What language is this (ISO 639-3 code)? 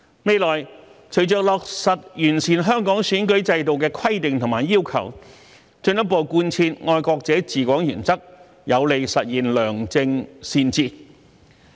yue